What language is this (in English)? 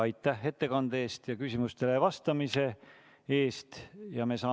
Estonian